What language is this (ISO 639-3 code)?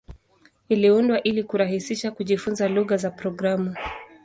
swa